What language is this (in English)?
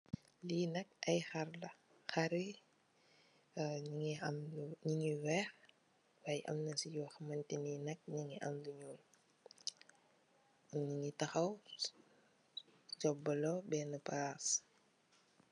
Wolof